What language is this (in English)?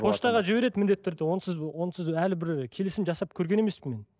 Kazakh